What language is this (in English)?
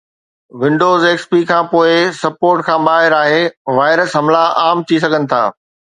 Sindhi